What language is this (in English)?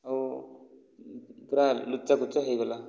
Odia